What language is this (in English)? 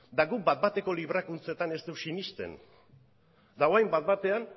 Basque